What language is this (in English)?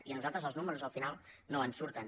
Catalan